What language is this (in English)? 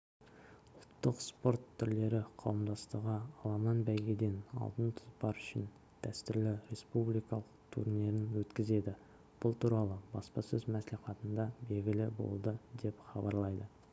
Kazakh